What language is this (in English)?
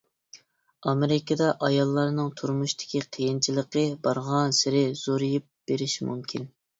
Uyghur